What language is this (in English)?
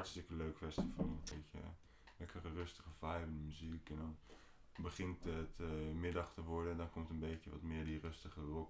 Dutch